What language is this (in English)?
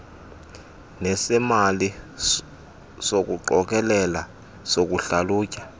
Xhosa